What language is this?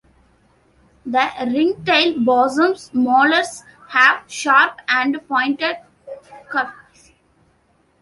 English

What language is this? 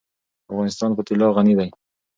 Pashto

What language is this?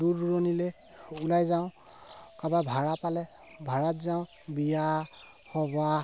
Assamese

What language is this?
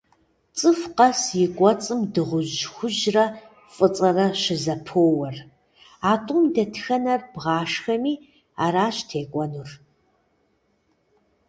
Kabardian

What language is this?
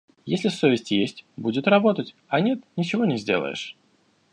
Russian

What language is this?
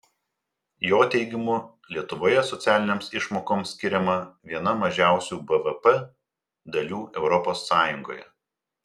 Lithuanian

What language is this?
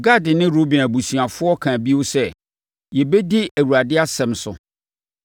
Akan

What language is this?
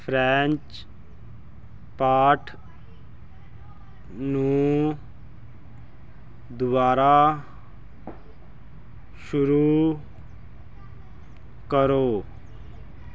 Punjabi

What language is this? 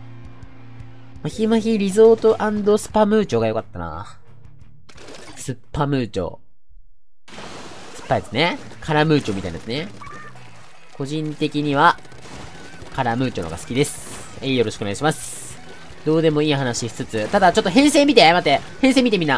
Japanese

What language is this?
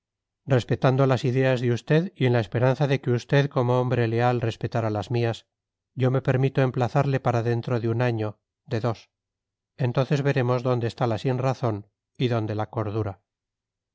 Spanish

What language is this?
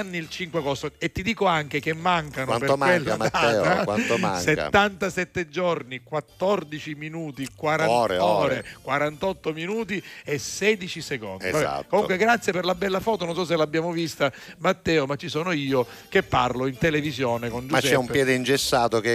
Italian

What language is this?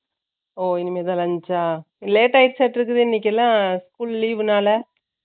Tamil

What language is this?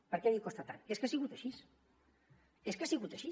Catalan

